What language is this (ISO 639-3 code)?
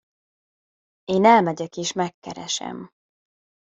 hun